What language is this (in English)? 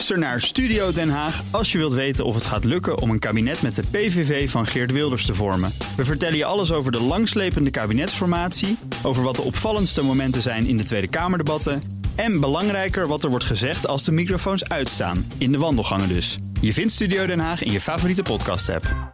Dutch